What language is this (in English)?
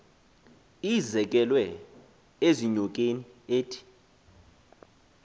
Xhosa